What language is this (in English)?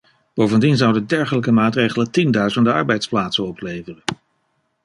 Dutch